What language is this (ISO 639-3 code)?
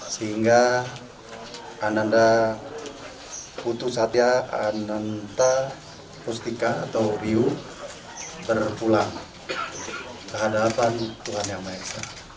ind